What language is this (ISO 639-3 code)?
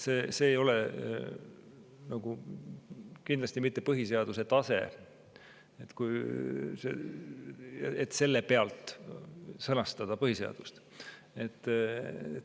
est